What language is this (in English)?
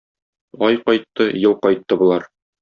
Tatar